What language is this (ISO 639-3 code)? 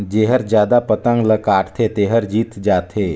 hne